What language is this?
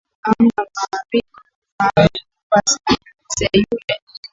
Swahili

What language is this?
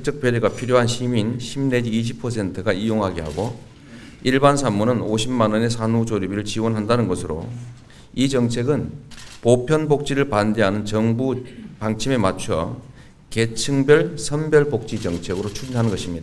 Korean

